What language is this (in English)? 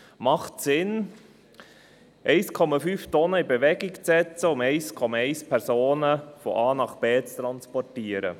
Swiss German